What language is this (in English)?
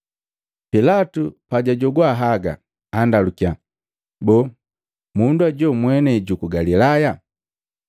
Matengo